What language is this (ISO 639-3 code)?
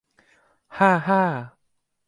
tha